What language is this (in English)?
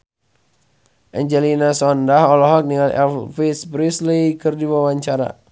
Sundanese